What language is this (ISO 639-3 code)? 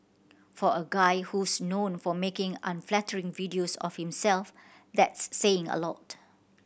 eng